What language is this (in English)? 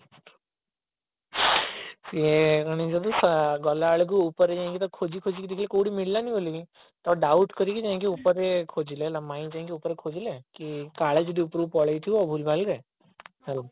Odia